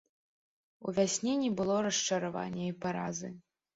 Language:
Belarusian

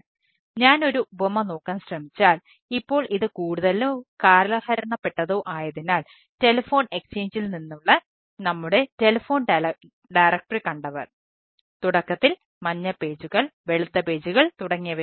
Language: Malayalam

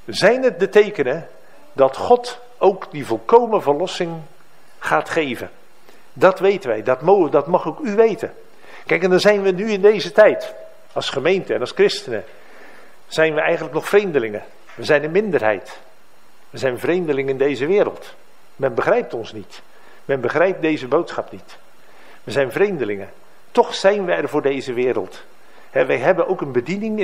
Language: Dutch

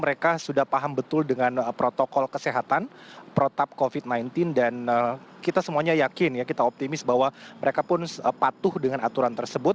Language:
Indonesian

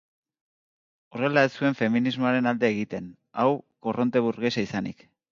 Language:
Basque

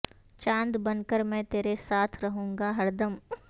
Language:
Urdu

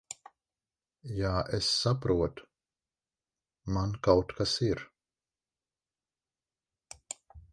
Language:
Latvian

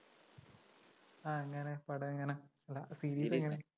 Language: Malayalam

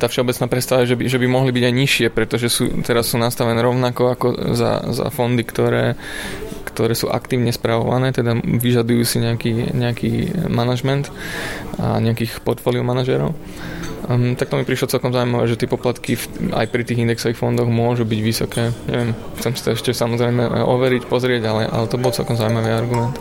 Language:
Slovak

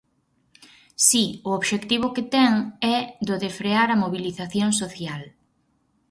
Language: Galician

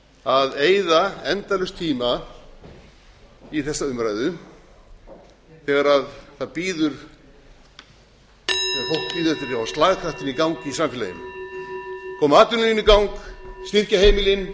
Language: Icelandic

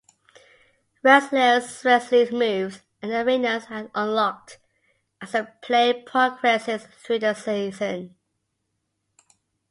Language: English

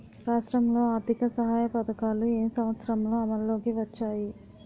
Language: Telugu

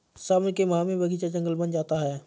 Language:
Hindi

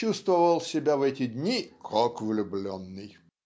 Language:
Russian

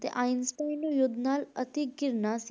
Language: Punjabi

